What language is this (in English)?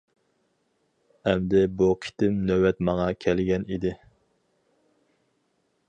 Uyghur